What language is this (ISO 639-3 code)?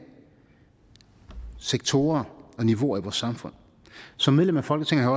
dan